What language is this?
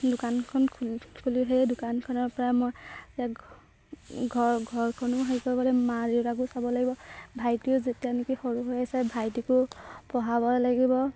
Assamese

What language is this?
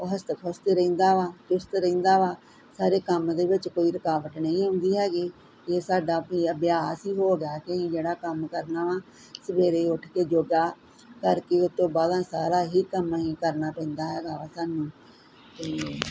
Punjabi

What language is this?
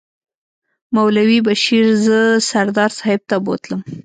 Pashto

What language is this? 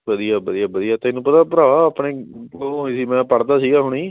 Punjabi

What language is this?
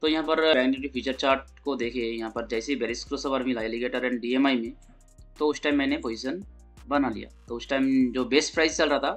Hindi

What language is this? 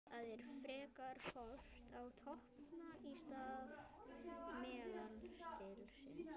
Icelandic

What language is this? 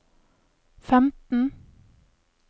Norwegian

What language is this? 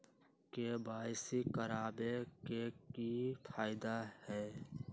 Magahi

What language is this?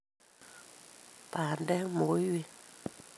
Kalenjin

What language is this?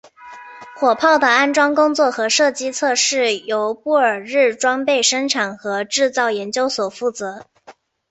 Chinese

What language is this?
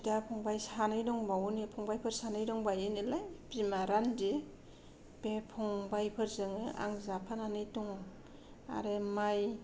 Bodo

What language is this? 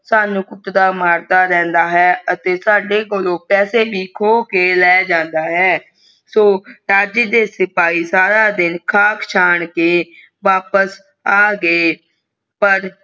Punjabi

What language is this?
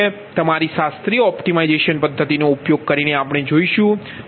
Gujarati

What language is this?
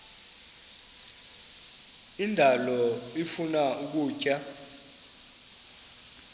Xhosa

